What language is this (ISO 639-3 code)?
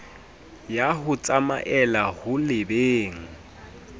sot